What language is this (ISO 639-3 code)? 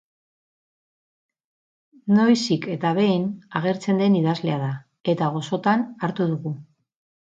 eus